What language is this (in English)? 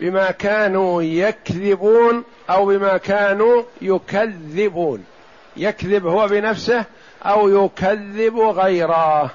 Arabic